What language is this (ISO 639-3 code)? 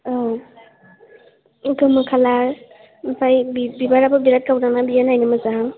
brx